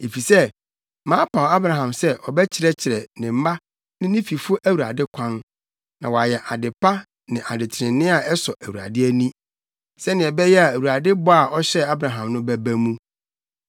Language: Akan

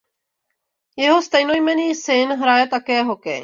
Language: Czech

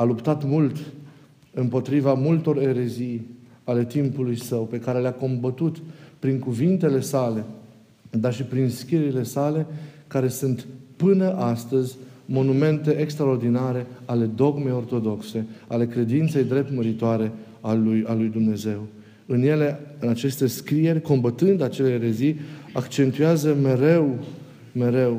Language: Romanian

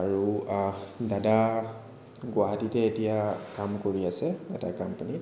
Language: Assamese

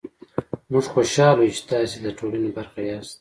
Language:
Pashto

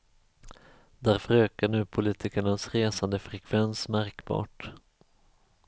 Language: Swedish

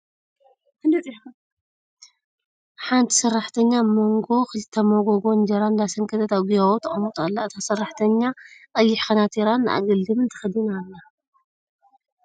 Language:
Tigrinya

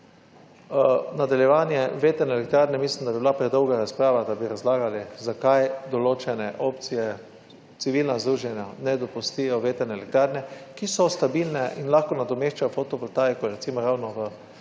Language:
Slovenian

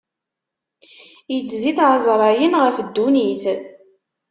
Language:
Kabyle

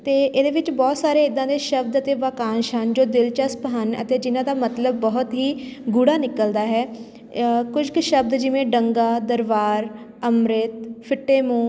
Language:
Punjabi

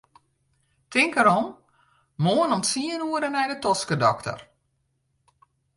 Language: Western Frisian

